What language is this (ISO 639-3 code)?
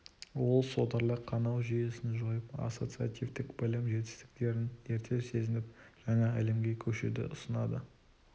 kaz